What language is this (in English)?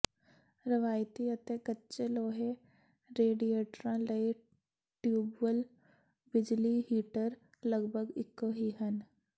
Punjabi